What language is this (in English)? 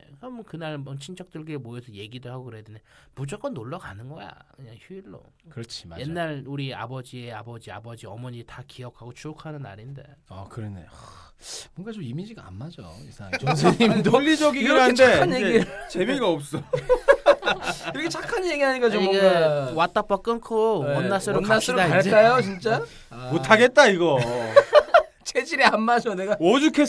Korean